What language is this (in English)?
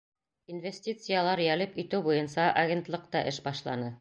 Bashkir